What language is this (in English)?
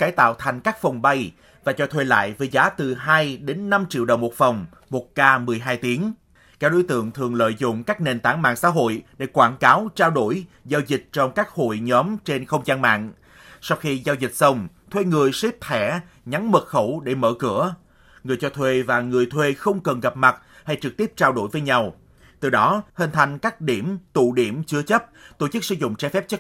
Vietnamese